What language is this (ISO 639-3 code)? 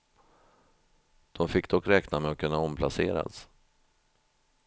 swe